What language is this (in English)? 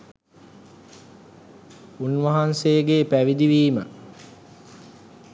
Sinhala